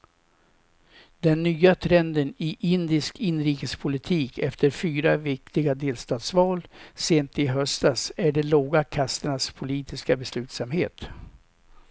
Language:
Swedish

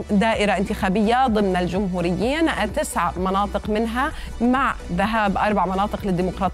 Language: Arabic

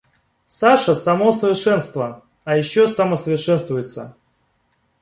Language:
Russian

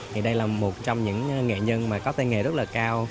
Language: Vietnamese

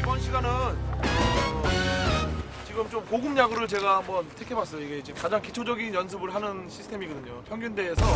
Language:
Korean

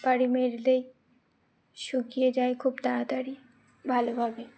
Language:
Bangla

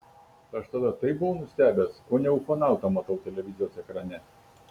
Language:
Lithuanian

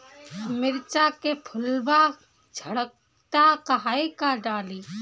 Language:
Bhojpuri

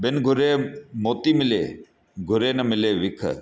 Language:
Sindhi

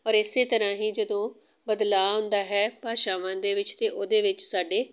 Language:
Punjabi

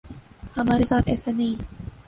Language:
Urdu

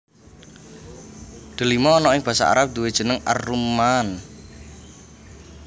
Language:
Javanese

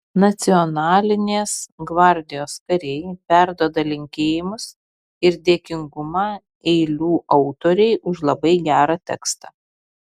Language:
Lithuanian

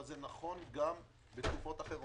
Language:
Hebrew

